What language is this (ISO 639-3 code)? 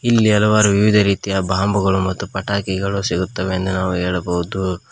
kan